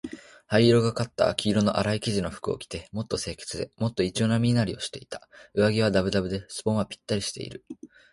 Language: Japanese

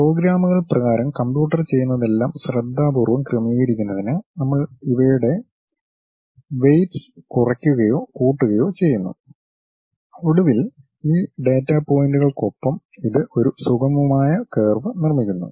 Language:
Malayalam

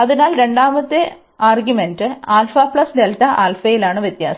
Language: Malayalam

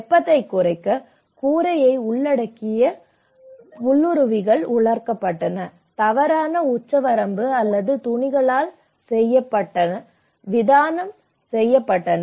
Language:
Tamil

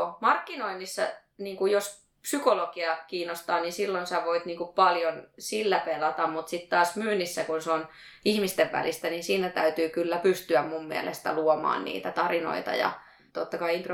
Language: Finnish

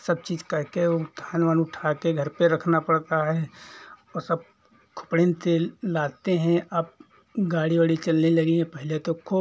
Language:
Hindi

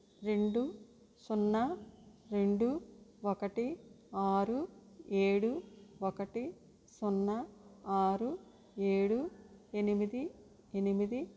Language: Telugu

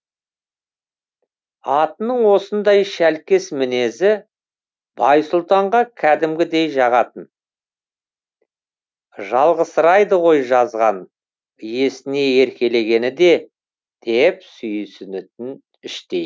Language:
Kazakh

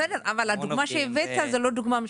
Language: Hebrew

